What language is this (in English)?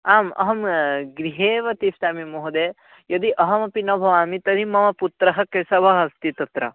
Sanskrit